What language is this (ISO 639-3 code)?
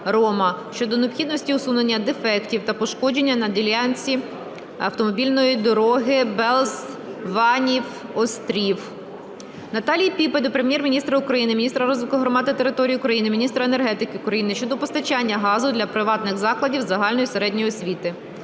ukr